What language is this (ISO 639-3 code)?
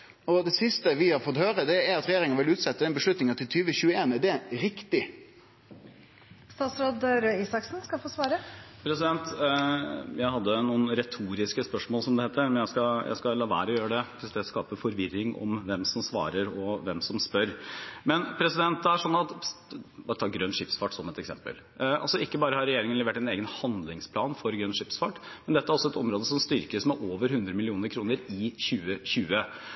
nor